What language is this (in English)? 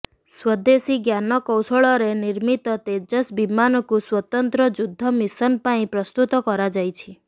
Odia